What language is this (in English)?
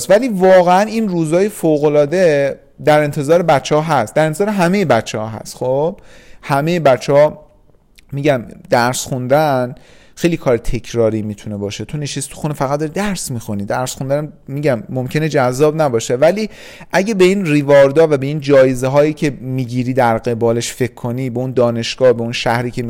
Persian